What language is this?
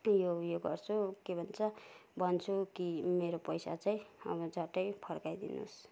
Nepali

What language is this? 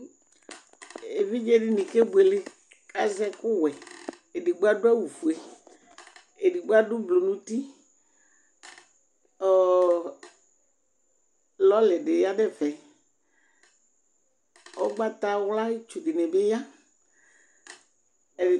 Ikposo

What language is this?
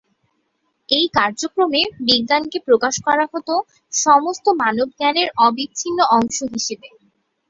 Bangla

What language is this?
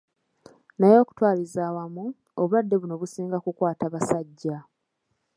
Ganda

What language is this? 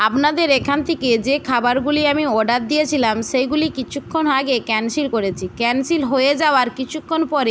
Bangla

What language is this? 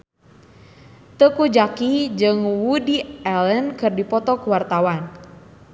Sundanese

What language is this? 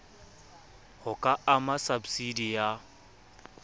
Southern Sotho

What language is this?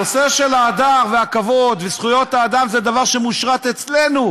Hebrew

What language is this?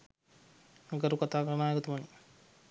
Sinhala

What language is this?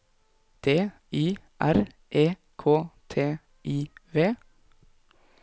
Norwegian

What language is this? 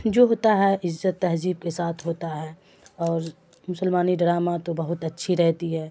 Urdu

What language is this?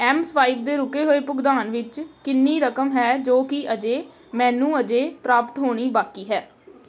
Punjabi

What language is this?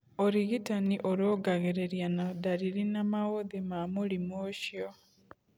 Kikuyu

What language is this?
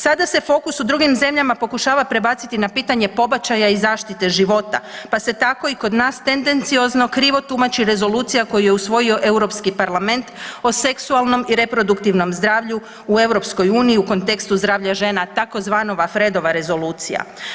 Croatian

